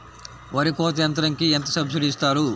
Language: Telugu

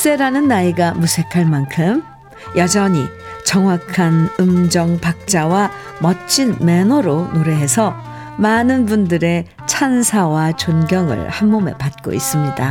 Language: Korean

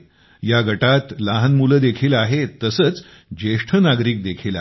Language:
Marathi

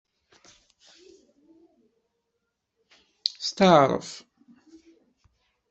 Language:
Kabyle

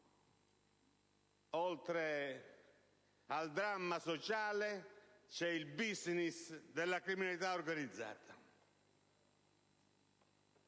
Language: Italian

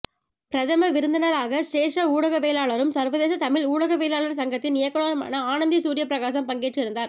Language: Tamil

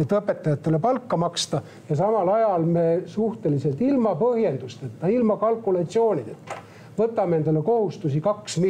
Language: Finnish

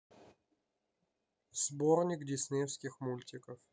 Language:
Russian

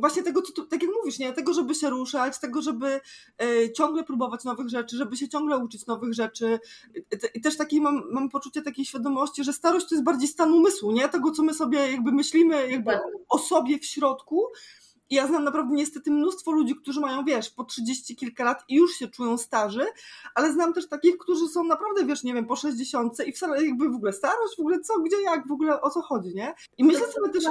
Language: Polish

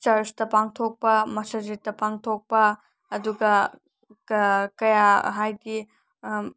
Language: Manipuri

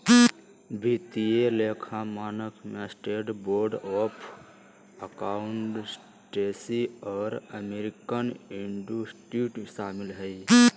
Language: Magahi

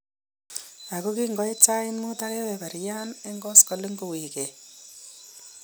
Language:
Kalenjin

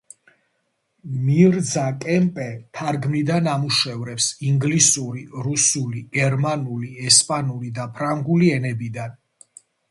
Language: Georgian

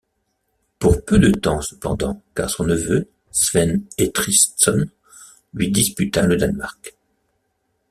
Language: French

